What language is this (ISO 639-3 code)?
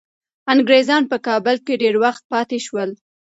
pus